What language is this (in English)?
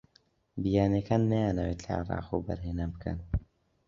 Central Kurdish